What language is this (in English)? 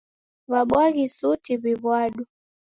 Taita